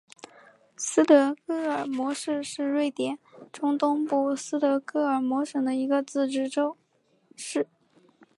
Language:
Chinese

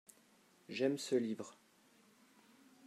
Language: French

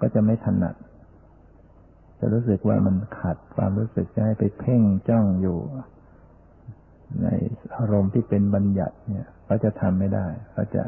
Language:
Thai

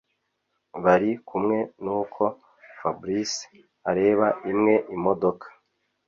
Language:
Kinyarwanda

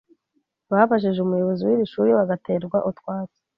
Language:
Kinyarwanda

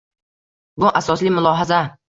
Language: Uzbek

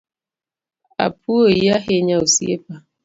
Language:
Luo (Kenya and Tanzania)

